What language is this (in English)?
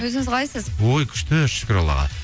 Kazakh